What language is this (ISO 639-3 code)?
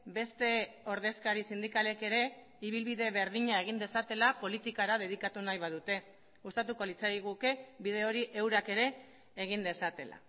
eus